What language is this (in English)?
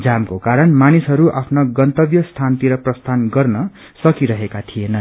Nepali